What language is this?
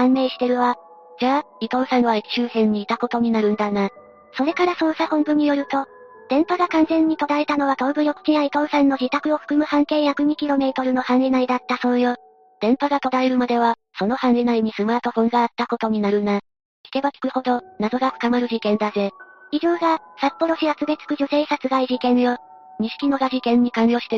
Japanese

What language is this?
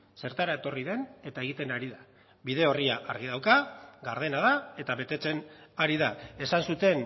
Basque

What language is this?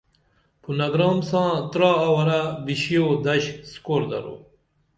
Dameli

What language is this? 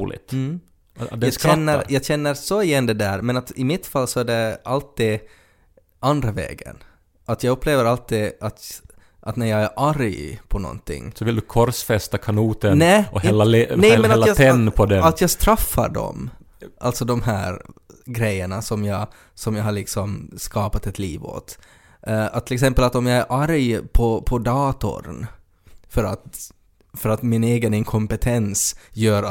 Swedish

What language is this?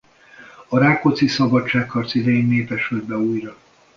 Hungarian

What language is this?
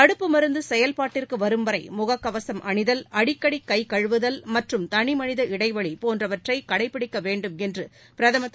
Tamil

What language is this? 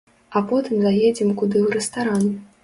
Belarusian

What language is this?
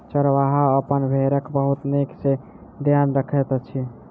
Maithili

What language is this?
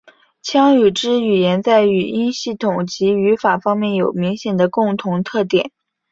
Chinese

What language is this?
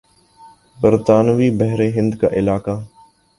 Urdu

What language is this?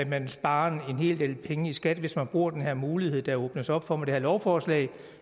Danish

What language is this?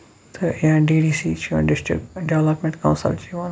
Kashmiri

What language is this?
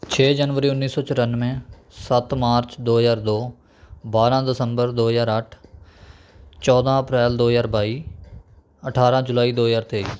Punjabi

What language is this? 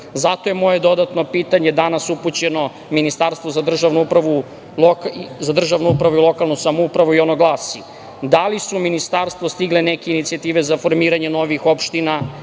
Serbian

